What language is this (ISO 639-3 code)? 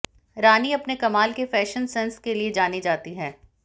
hin